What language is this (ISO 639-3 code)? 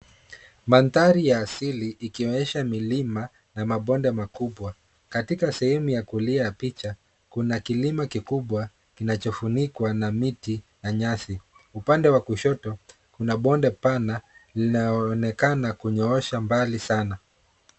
swa